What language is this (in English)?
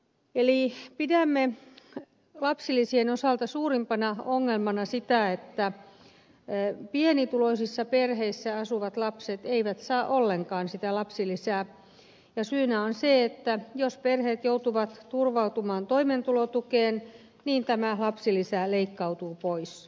Finnish